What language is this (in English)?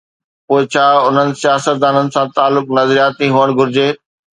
Sindhi